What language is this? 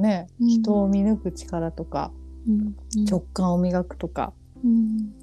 Japanese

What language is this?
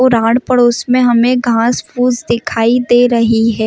Hindi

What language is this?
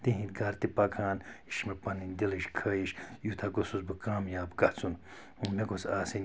Kashmiri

